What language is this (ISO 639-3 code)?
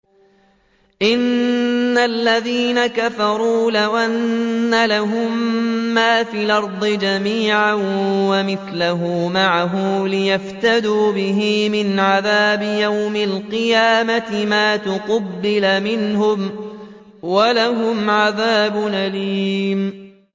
ara